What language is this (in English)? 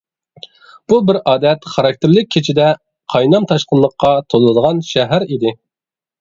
Uyghur